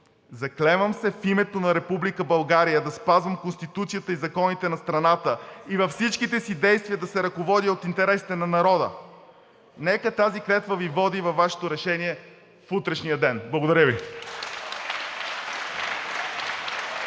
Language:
Bulgarian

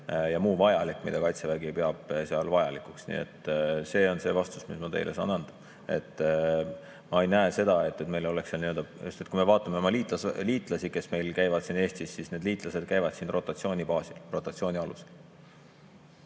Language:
Estonian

